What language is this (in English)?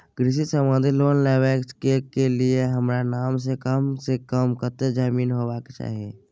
Maithili